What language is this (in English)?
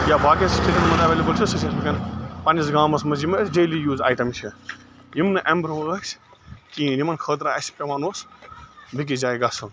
Kashmiri